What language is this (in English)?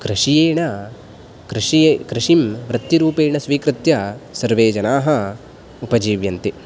Sanskrit